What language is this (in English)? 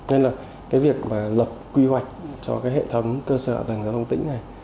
Vietnamese